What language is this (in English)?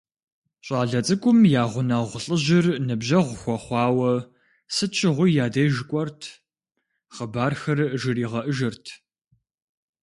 Kabardian